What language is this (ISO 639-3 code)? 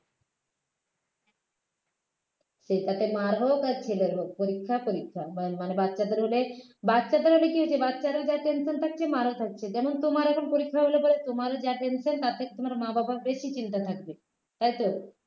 ben